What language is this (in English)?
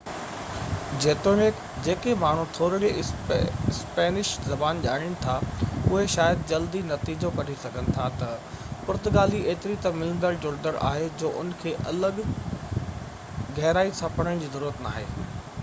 Sindhi